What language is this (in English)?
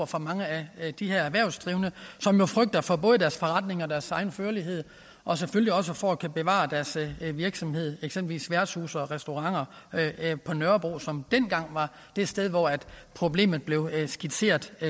Danish